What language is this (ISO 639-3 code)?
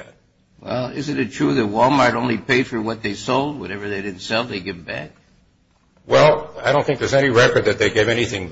eng